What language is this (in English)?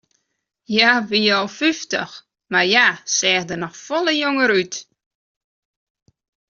Western Frisian